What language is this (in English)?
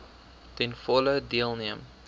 Afrikaans